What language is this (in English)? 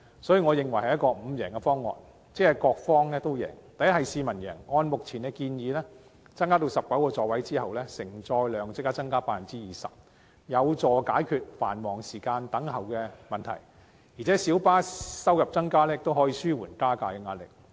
Cantonese